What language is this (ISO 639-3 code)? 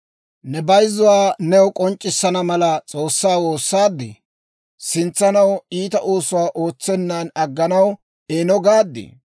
dwr